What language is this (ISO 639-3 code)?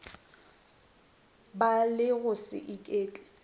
nso